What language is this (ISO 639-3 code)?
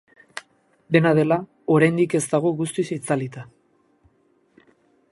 eus